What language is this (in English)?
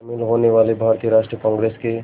Hindi